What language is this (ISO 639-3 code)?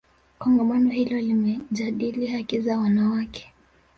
swa